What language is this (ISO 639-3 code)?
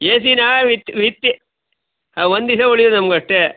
kan